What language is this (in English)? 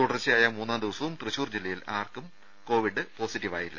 Malayalam